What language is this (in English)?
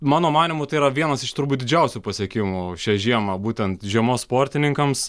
Lithuanian